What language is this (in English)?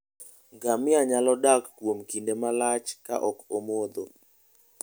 Luo (Kenya and Tanzania)